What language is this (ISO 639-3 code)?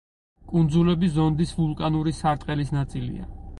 kat